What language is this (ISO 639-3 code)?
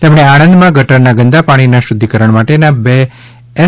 guj